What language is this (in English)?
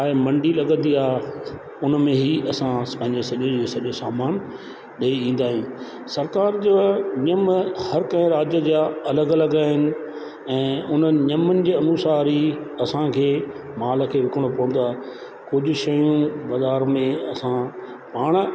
Sindhi